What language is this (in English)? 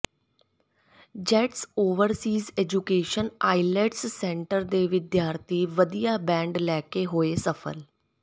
Punjabi